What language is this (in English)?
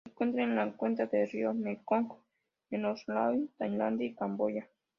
Spanish